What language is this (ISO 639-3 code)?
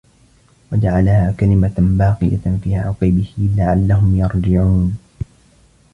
ara